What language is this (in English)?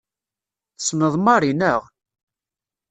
Kabyle